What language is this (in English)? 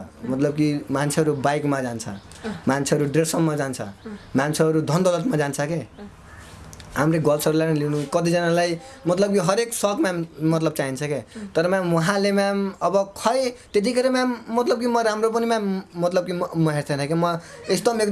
Nepali